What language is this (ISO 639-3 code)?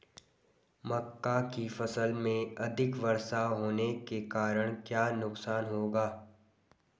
hin